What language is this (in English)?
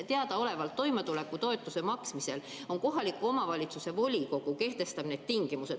Estonian